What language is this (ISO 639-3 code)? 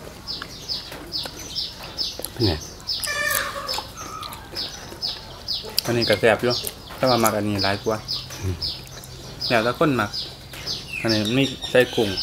tha